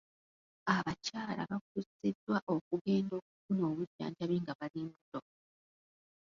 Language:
Ganda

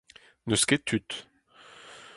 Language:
Breton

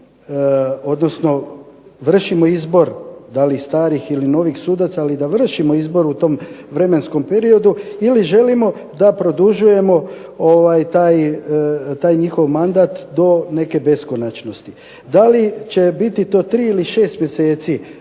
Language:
Croatian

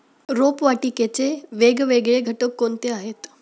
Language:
Marathi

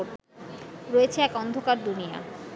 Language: Bangla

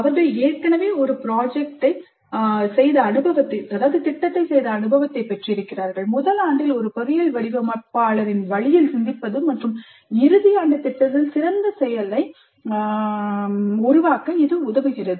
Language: Tamil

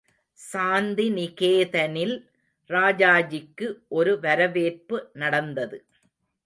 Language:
Tamil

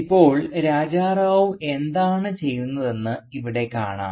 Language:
Malayalam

